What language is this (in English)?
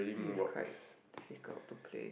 English